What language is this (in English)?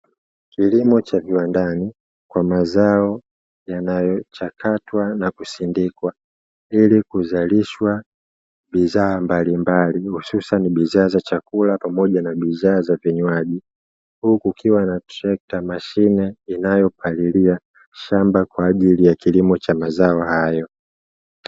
Swahili